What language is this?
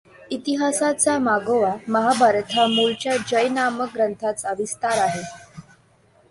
Marathi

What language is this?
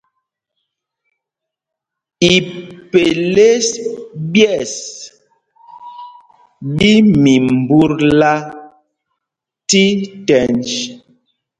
Mpumpong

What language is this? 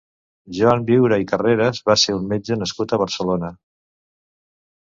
Catalan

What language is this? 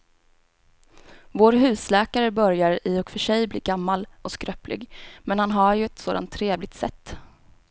Swedish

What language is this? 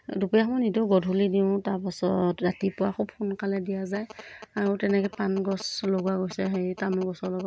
Assamese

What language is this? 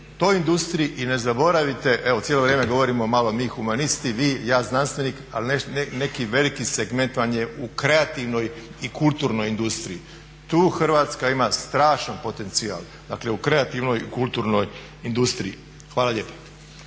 Croatian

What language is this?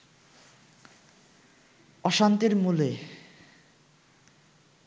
Bangla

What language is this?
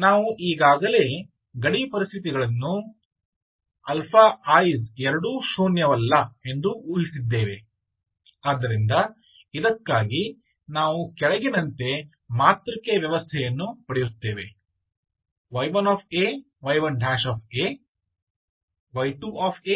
Kannada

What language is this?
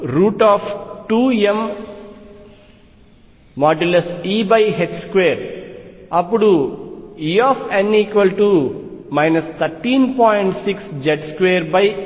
Telugu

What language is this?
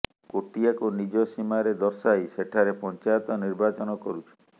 Odia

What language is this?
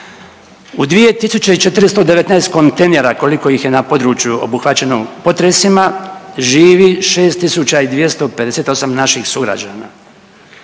Croatian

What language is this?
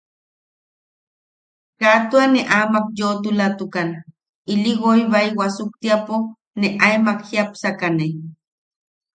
Yaqui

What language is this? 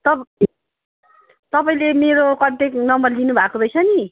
Nepali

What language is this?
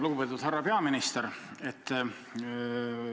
Estonian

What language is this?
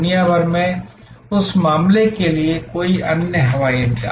Hindi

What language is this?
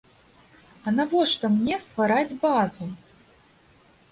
Belarusian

